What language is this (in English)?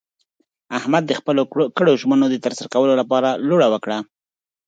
Pashto